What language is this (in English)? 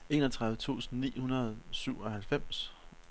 Danish